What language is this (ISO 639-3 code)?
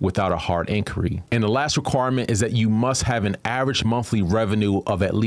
eng